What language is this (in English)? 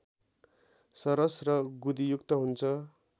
Nepali